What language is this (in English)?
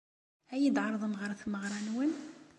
Kabyle